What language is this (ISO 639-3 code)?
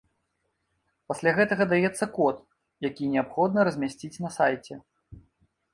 bel